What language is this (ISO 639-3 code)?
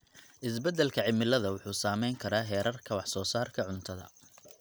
som